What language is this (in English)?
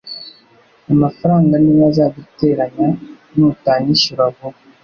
Kinyarwanda